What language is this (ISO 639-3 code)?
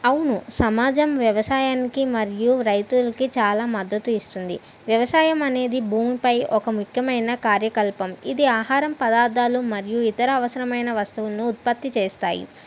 tel